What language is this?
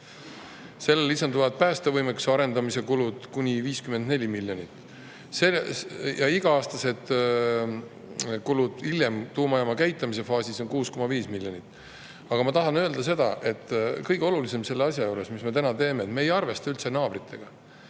Estonian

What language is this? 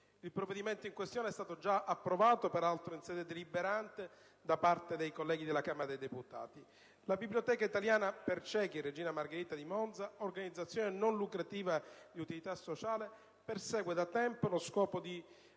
Italian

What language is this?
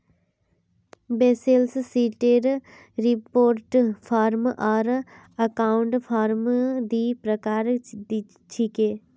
Magahi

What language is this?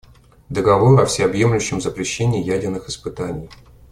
Russian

